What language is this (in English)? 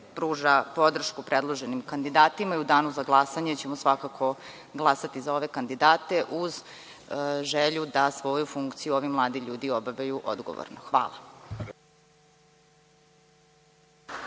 Serbian